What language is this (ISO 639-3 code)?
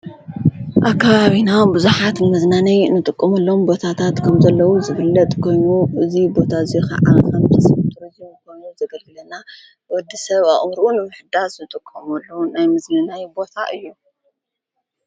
tir